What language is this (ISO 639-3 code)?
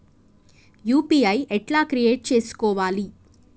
tel